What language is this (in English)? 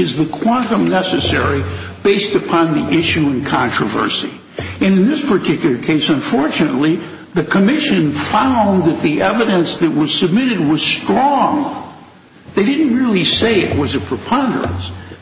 English